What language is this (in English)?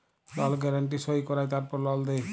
Bangla